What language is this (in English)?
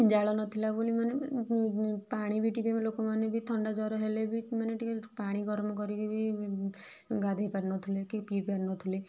Odia